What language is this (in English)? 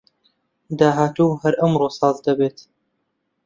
Central Kurdish